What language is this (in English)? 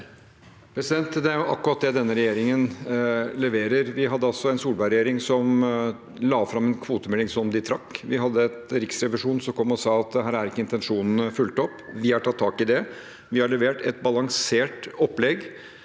Norwegian